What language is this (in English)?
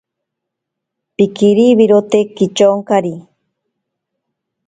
Ashéninka Perené